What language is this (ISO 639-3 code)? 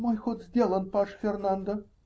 rus